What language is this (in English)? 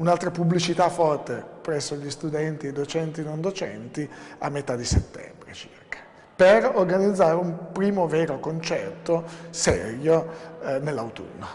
Italian